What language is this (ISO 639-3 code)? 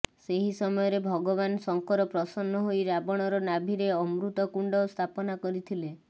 ori